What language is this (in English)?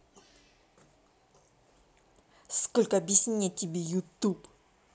Russian